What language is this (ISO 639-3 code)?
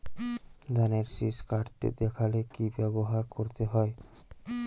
ben